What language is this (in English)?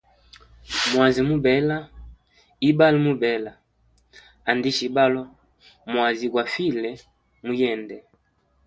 Hemba